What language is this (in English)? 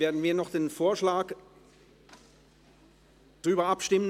Swiss German